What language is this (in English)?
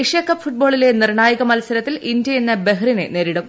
Malayalam